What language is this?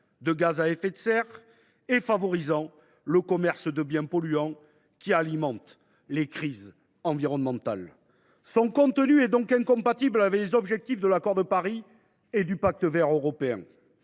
French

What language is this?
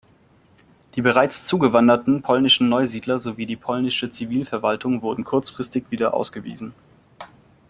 German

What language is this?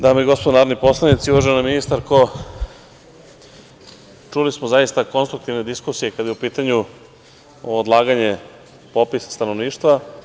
Serbian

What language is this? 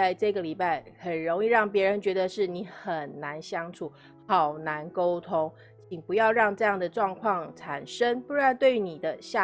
Chinese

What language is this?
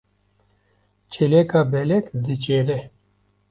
Kurdish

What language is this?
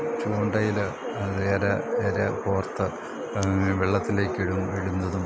Malayalam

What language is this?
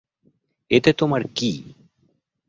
Bangla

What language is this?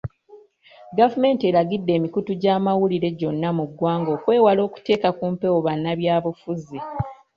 Ganda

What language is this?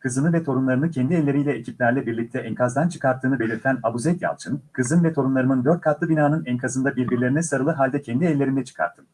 Turkish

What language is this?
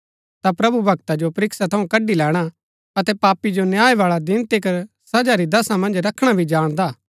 Gaddi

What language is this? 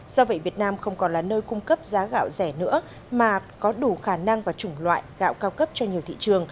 Vietnamese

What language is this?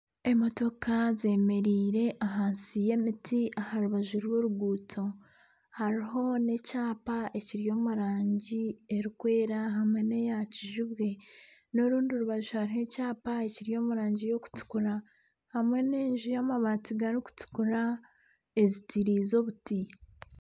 Nyankole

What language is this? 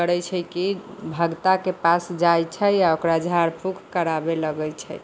Maithili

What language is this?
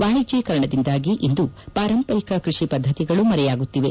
Kannada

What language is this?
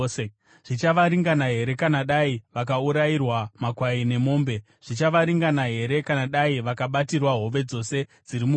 Shona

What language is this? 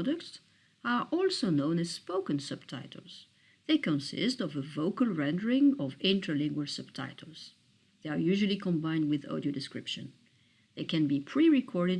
English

